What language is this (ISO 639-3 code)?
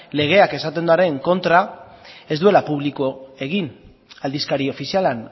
eus